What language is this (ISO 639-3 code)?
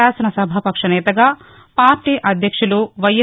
tel